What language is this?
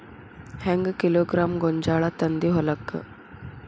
Kannada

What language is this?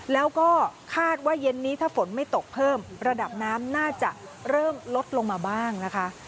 Thai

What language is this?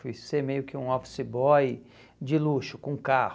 Portuguese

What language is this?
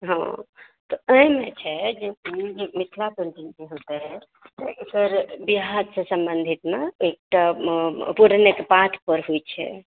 Maithili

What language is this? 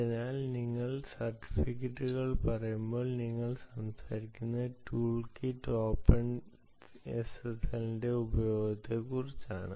Malayalam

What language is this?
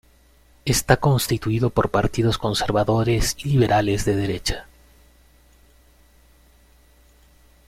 Spanish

